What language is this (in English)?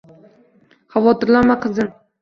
Uzbek